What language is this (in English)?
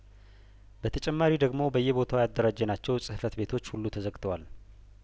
Amharic